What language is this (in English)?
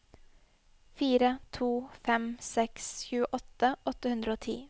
Norwegian